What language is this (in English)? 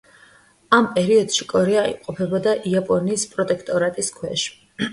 Georgian